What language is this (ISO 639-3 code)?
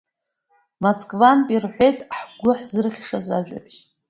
abk